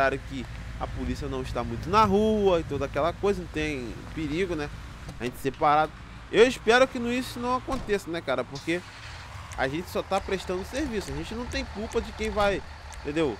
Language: Portuguese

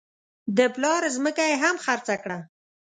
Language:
Pashto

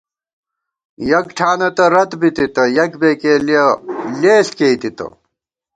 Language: Gawar-Bati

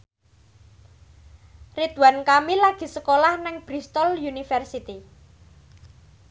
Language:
Javanese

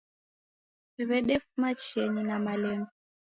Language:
Taita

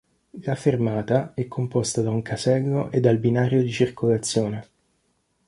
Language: Italian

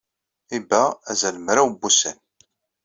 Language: Kabyle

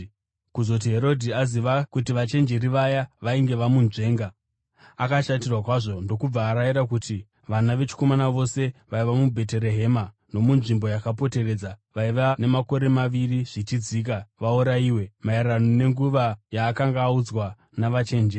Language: Shona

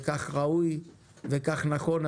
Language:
Hebrew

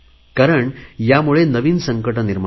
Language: Marathi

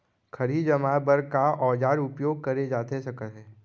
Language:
Chhattisgarhi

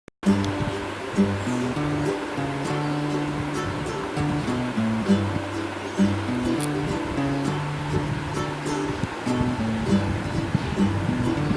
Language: English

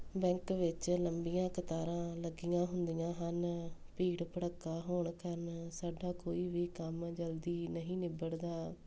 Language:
Punjabi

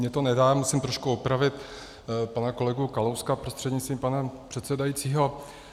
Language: Czech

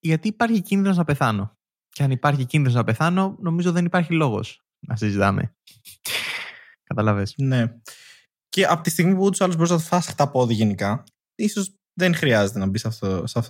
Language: Greek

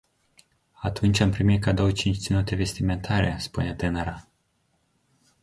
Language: Romanian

